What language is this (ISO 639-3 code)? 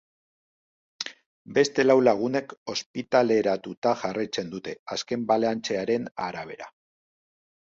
eus